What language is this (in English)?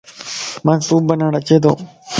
Lasi